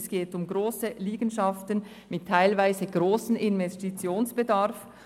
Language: Swiss German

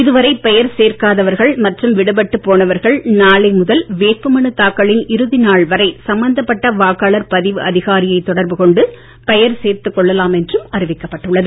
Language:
Tamil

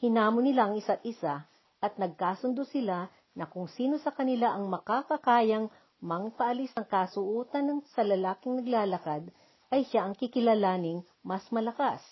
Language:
Filipino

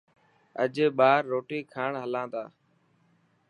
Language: Dhatki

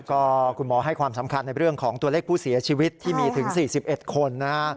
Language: Thai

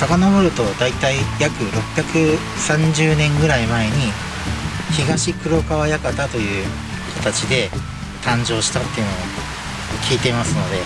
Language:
Japanese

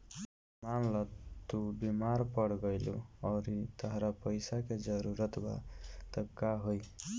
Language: Bhojpuri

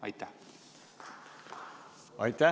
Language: Estonian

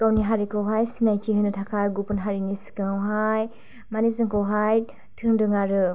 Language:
Bodo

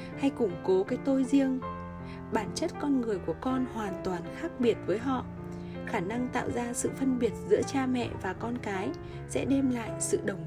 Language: Vietnamese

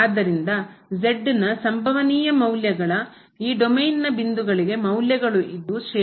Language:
Kannada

